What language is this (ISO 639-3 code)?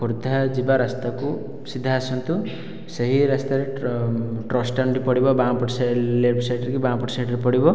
ori